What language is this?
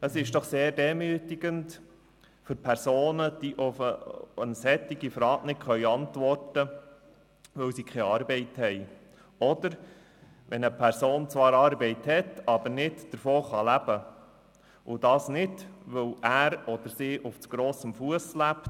Swiss German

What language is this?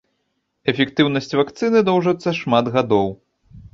Belarusian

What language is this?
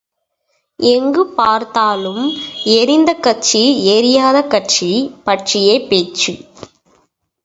Tamil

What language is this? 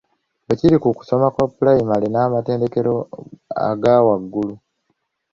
Ganda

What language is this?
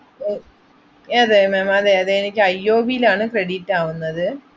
Malayalam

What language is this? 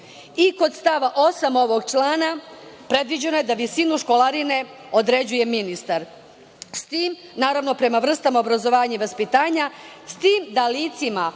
Serbian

